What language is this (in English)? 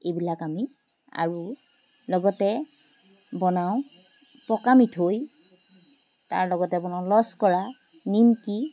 Assamese